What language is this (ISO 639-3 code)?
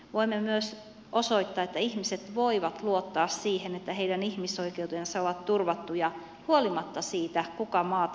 fin